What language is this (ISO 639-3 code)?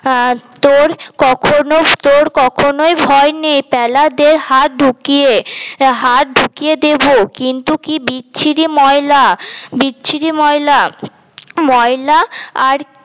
ben